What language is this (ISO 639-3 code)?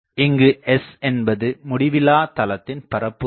tam